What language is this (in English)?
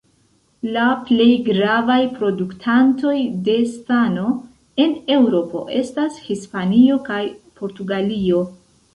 Esperanto